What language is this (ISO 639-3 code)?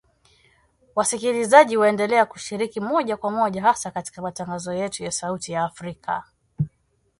swa